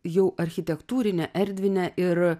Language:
Lithuanian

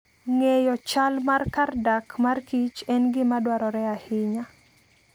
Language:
Luo (Kenya and Tanzania)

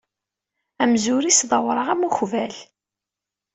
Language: Kabyle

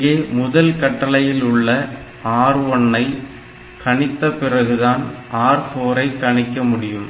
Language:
Tamil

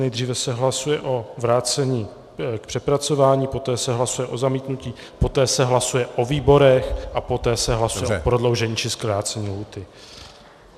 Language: Czech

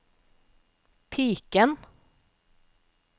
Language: Norwegian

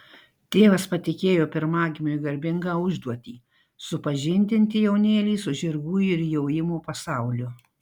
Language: Lithuanian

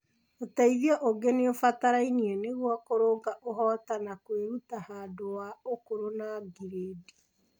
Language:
Kikuyu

